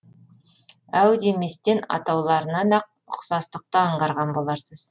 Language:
Kazakh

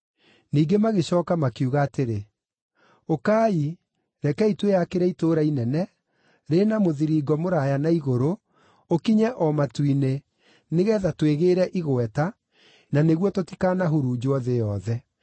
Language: Kikuyu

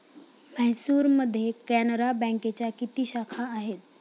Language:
Marathi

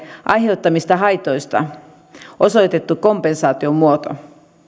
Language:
Finnish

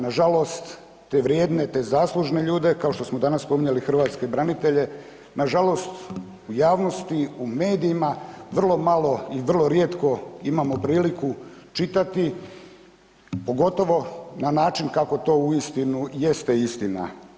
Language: Croatian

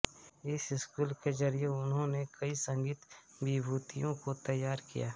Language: Hindi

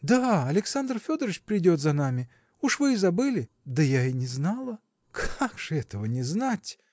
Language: Russian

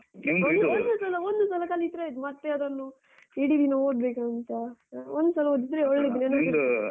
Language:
Kannada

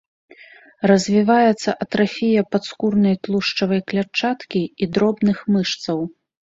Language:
Belarusian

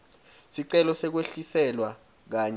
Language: Swati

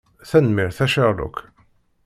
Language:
Kabyle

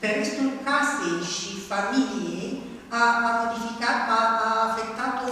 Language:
Romanian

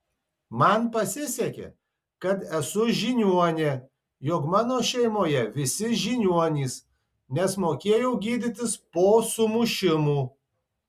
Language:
Lithuanian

